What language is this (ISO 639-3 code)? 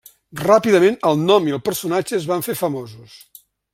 cat